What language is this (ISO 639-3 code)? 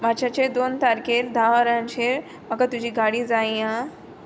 kok